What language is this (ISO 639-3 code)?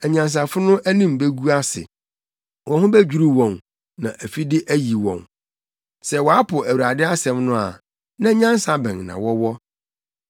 aka